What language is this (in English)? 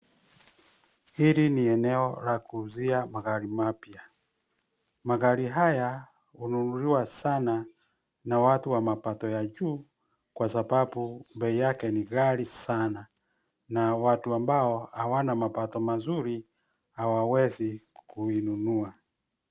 Swahili